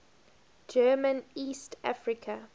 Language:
English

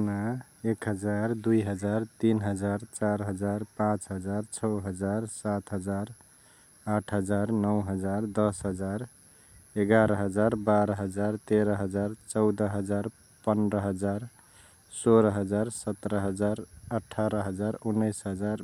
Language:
Chitwania Tharu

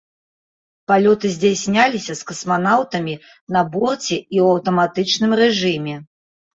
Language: Belarusian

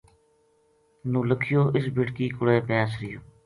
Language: Gujari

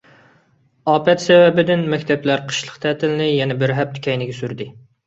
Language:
Uyghur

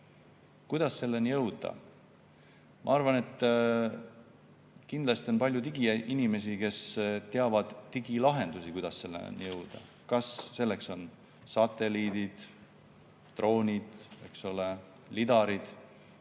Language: Estonian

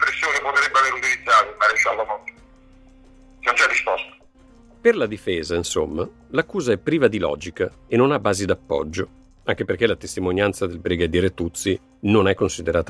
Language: Italian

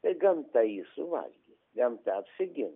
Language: Lithuanian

